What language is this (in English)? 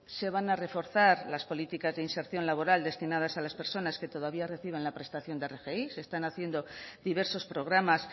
Spanish